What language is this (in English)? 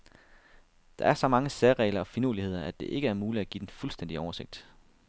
Danish